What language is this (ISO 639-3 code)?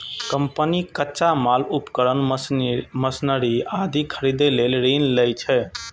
mai